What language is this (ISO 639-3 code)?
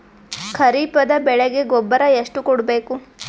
kan